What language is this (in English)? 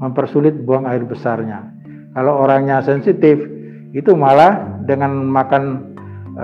Indonesian